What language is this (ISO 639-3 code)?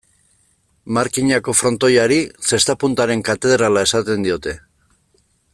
eus